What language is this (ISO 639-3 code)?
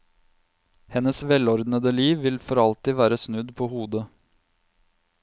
nor